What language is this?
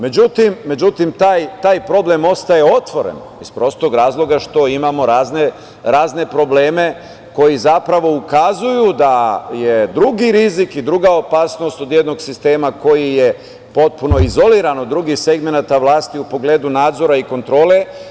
Serbian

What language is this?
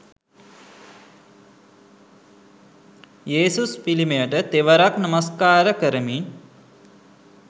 Sinhala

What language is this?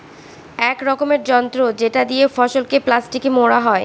Bangla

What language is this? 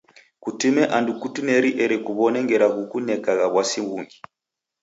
Taita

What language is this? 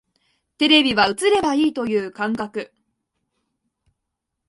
Japanese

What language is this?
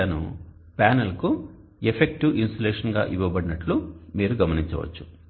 Telugu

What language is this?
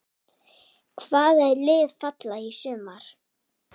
Icelandic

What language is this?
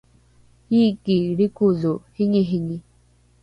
Rukai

